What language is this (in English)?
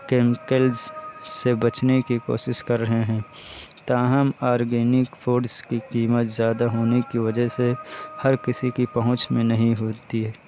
Urdu